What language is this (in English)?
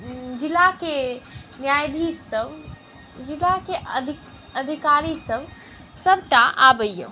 Maithili